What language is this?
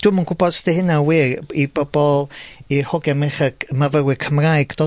Welsh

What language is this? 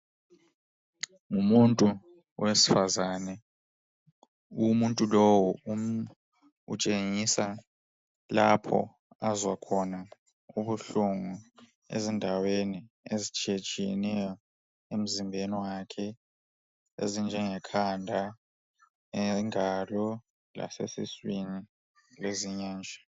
North Ndebele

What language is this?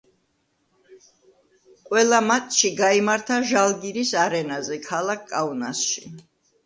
Georgian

